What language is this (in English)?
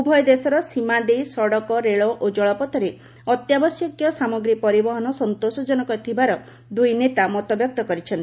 Odia